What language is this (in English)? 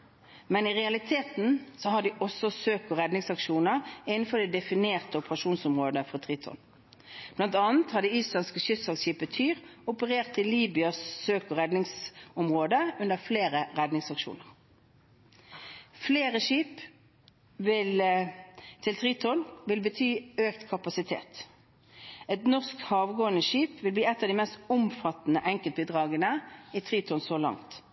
Norwegian Bokmål